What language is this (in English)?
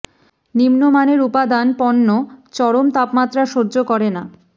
Bangla